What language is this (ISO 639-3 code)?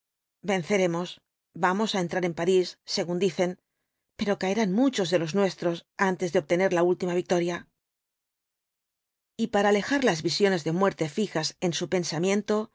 spa